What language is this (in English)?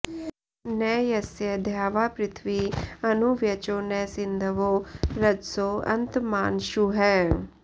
Sanskrit